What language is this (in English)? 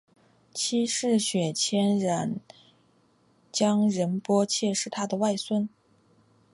Chinese